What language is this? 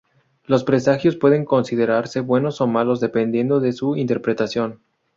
Spanish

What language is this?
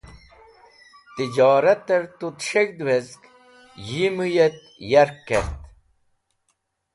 Wakhi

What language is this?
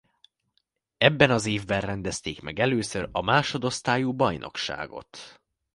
Hungarian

